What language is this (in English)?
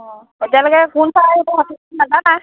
Assamese